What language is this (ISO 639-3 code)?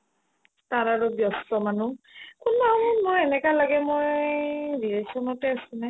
asm